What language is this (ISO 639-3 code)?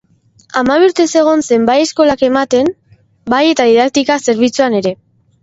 eus